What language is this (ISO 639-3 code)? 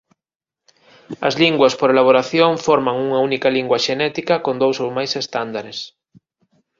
glg